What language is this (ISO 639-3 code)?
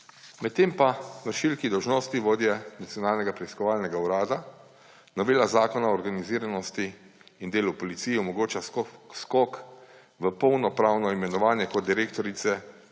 slv